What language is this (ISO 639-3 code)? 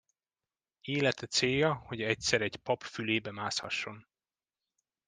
hun